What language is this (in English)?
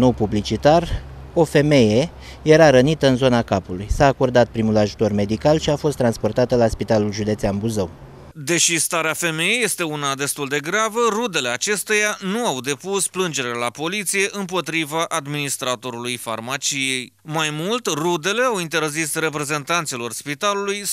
Romanian